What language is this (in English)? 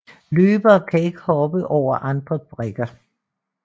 Danish